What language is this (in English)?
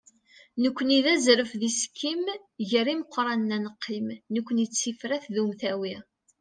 Kabyle